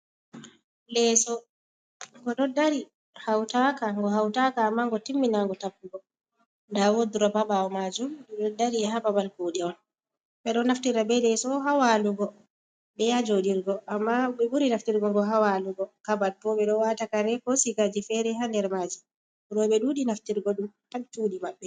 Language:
Fula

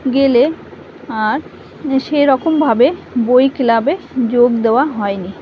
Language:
Bangla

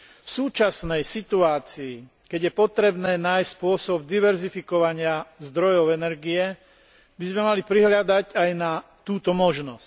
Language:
Slovak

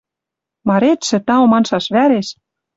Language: Western Mari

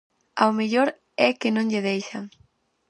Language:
Galician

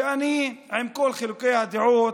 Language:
Hebrew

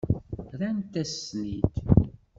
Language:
Kabyle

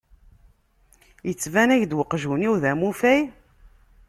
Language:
Kabyle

